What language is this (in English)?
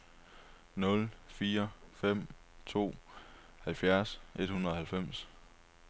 Danish